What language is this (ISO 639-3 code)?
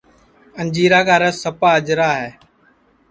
ssi